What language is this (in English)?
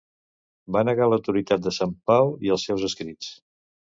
Catalan